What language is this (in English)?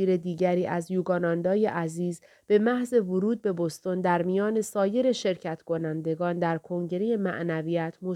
Persian